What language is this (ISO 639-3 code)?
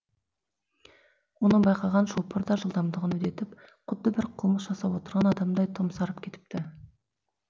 kaz